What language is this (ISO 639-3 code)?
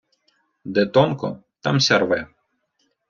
ukr